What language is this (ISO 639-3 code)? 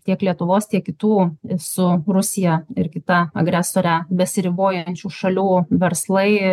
lit